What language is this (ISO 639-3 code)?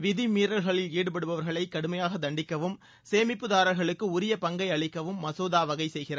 tam